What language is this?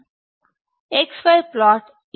Telugu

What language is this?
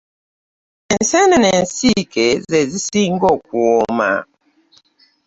Ganda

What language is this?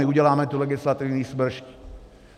Czech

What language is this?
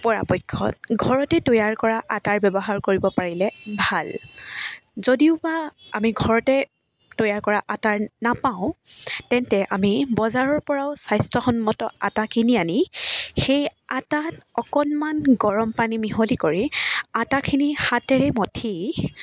Assamese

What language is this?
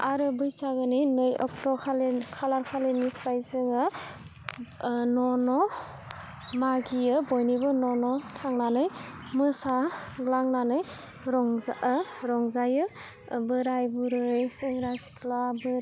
Bodo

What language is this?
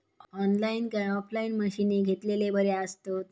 Marathi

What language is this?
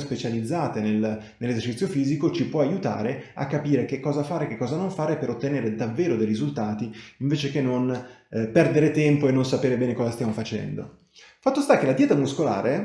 Italian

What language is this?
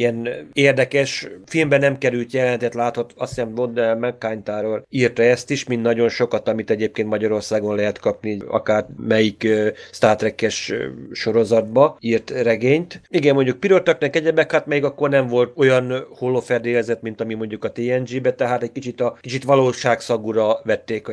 Hungarian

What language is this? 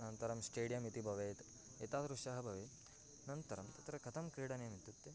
Sanskrit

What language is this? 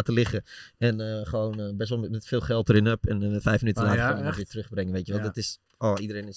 Dutch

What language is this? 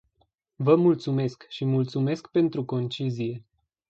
Romanian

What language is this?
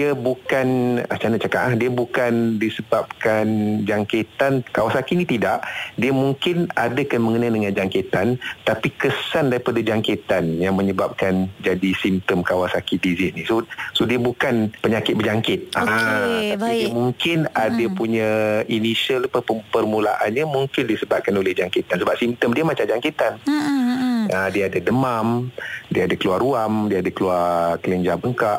Malay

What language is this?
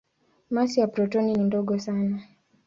Swahili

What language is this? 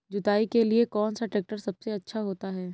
Hindi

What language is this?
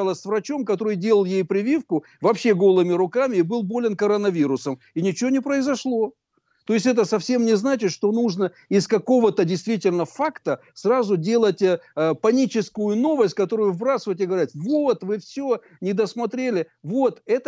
Russian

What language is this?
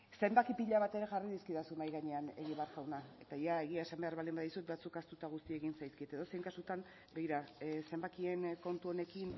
Basque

